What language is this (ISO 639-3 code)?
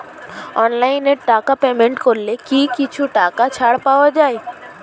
ben